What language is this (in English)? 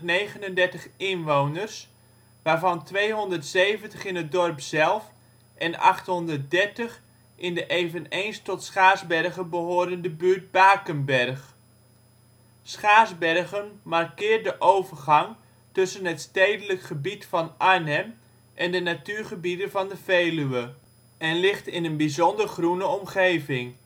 Dutch